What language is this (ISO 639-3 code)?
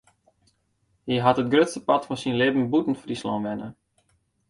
fry